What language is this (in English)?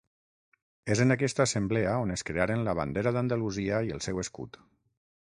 Catalan